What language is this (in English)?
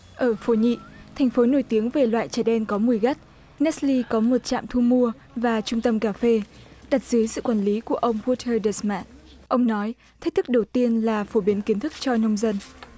Vietnamese